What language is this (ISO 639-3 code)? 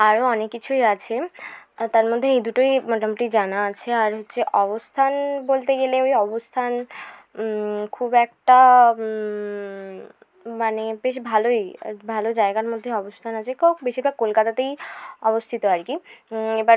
ben